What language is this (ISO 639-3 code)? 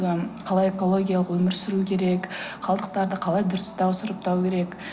kaz